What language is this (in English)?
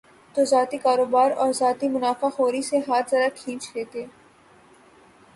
Urdu